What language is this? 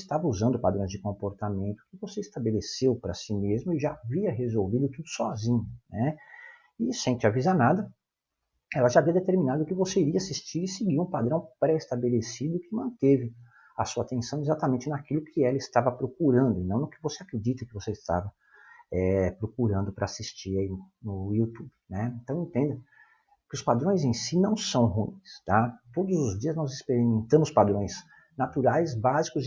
Portuguese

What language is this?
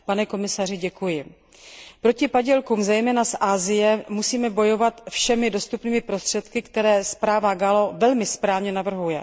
Czech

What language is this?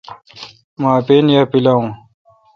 Kalkoti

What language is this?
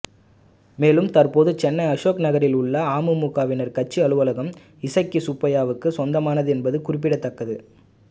Tamil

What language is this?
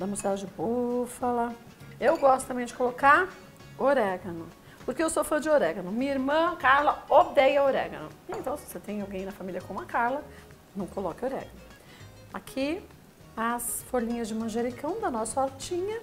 Portuguese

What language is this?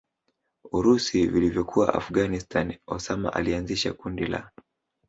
Swahili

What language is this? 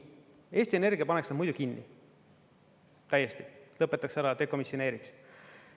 Estonian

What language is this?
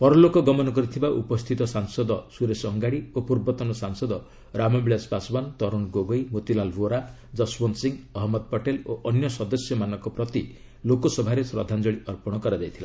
Odia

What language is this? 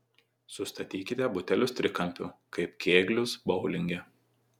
Lithuanian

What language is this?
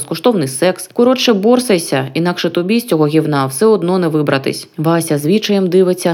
Ukrainian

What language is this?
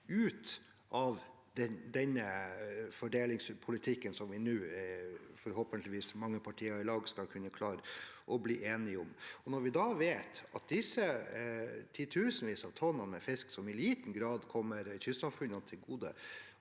Norwegian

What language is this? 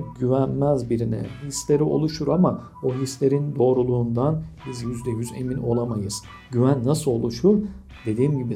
Turkish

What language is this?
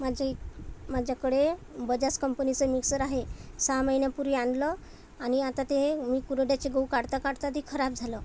Marathi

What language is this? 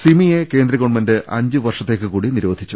Malayalam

